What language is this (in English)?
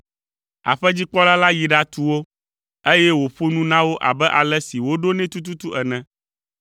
Ewe